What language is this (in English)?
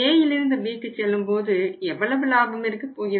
Tamil